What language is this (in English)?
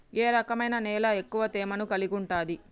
Telugu